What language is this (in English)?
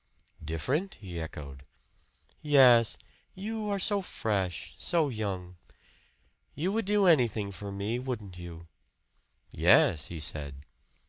English